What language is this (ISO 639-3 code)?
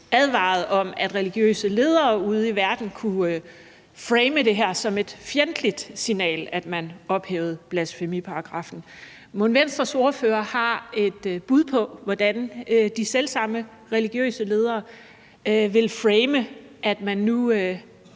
dan